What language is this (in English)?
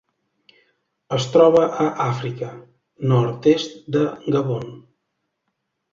Catalan